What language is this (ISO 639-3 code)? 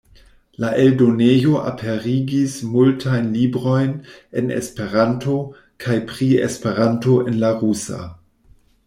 epo